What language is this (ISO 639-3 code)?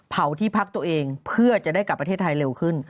tha